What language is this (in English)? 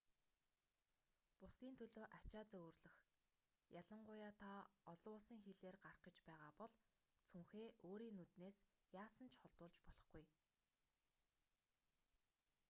Mongolian